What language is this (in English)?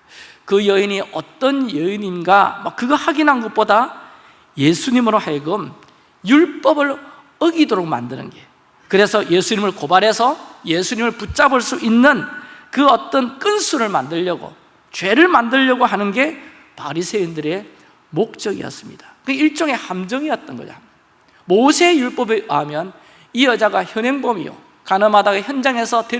Korean